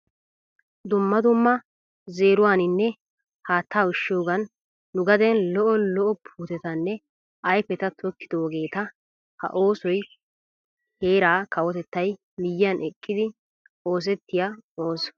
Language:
Wolaytta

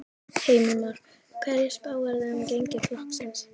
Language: Icelandic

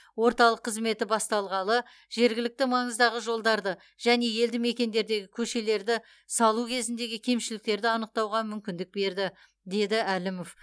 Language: Kazakh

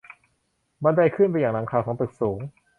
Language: Thai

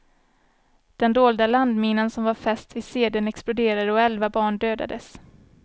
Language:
Swedish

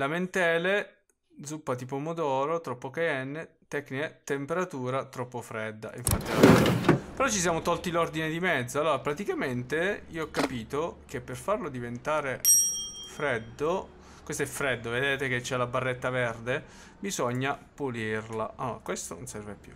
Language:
Italian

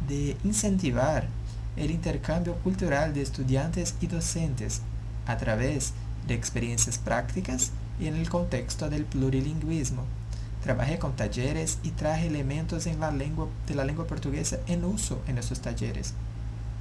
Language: Spanish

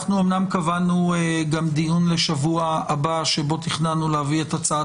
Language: Hebrew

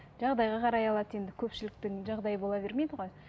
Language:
Kazakh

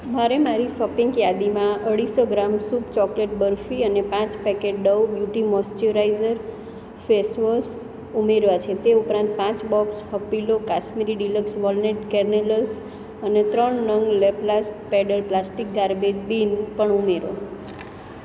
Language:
Gujarati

